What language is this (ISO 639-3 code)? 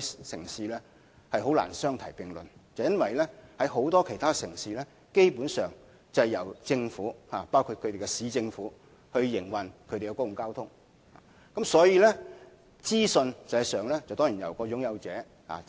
yue